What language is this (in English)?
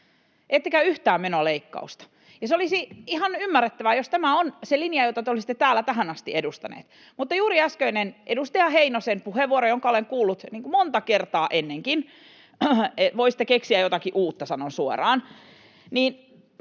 Finnish